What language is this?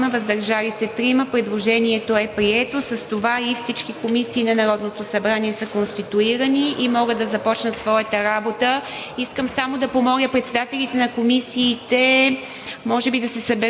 Bulgarian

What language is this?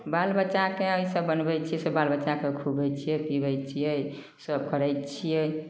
Maithili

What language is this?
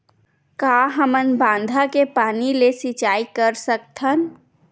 Chhattisgarhi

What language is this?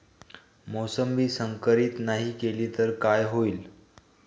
Marathi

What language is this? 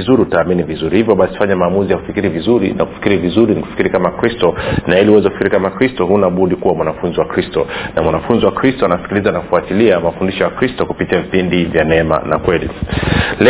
Swahili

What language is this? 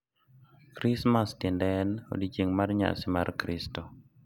Luo (Kenya and Tanzania)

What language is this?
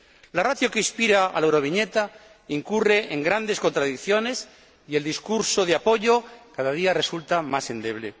Spanish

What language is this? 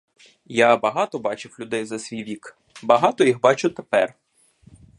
Ukrainian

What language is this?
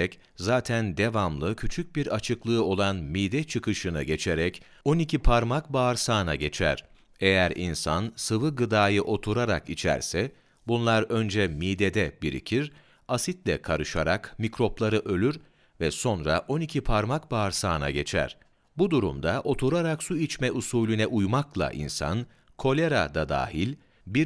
Turkish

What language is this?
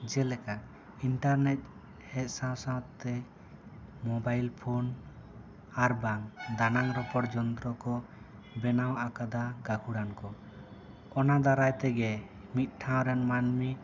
Santali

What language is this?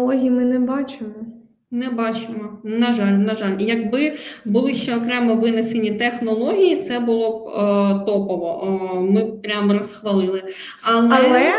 Ukrainian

